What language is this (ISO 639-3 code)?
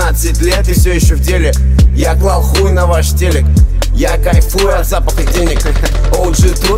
rus